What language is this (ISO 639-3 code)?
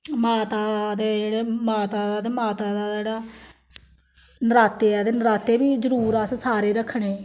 doi